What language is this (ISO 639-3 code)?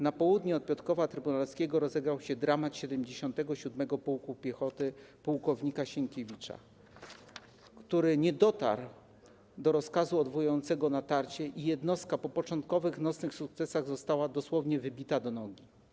pol